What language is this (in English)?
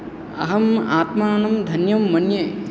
Sanskrit